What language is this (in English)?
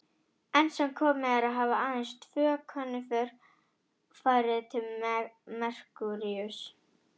Icelandic